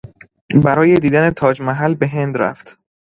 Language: Persian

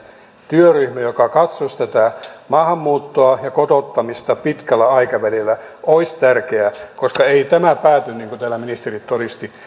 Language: Finnish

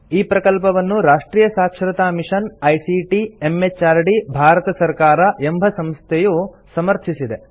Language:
Kannada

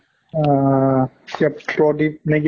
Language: Assamese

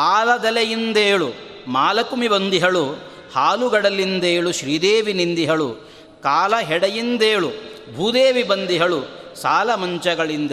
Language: Kannada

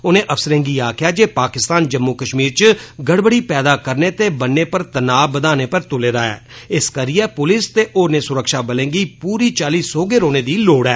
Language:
Dogri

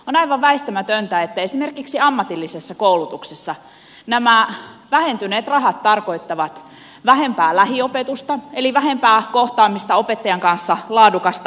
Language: Finnish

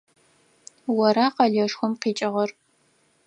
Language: Adyghe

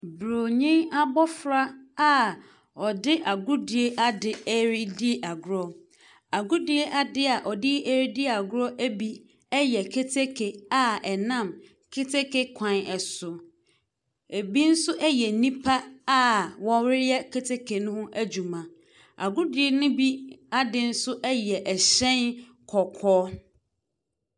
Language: Akan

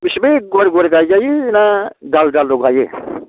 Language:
Bodo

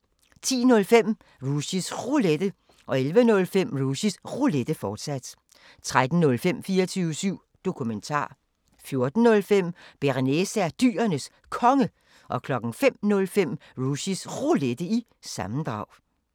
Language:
Danish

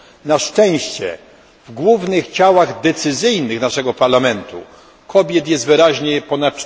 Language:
Polish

